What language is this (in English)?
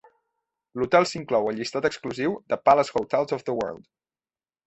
Catalan